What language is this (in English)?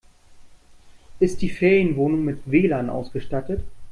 German